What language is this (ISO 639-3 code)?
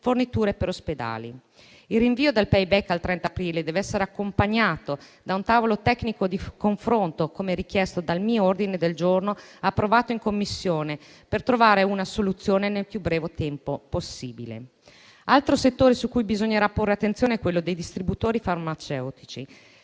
ita